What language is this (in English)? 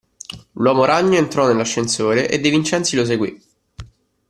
Italian